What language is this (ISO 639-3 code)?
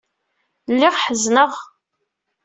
kab